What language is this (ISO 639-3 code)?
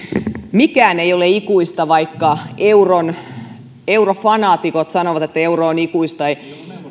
fin